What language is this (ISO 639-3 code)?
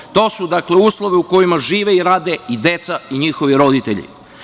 srp